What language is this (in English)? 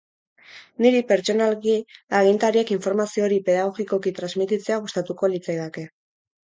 Basque